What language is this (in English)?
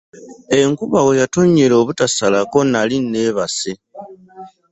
Ganda